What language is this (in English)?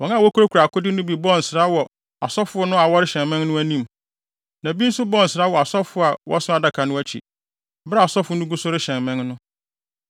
Akan